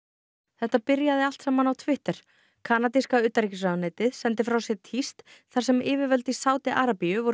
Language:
Icelandic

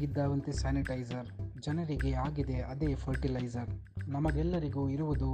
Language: Kannada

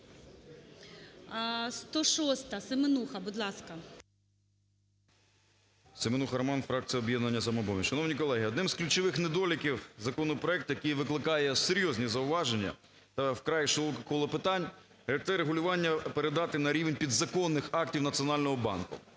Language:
Ukrainian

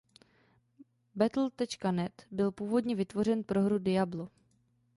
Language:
Czech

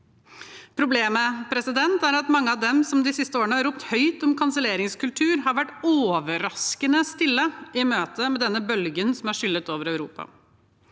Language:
Norwegian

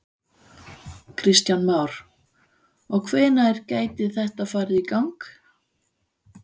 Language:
Icelandic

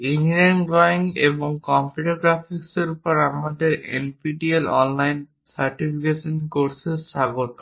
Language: Bangla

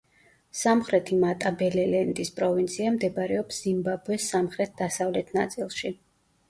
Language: Georgian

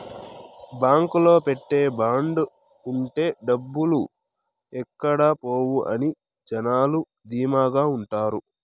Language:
Telugu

